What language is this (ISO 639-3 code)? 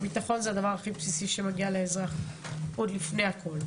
heb